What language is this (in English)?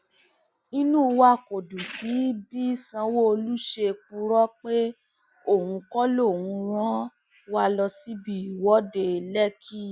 Yoruba